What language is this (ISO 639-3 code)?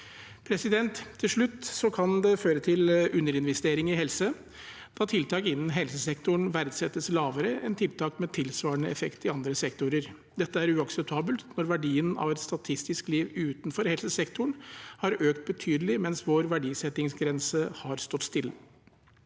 nor